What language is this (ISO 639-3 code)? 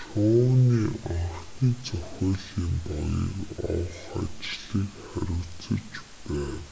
mon